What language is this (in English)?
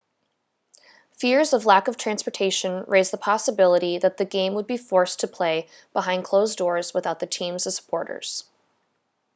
English